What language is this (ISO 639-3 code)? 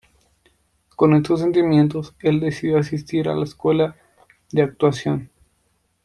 spa